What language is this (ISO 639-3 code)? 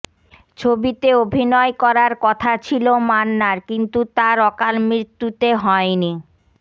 ben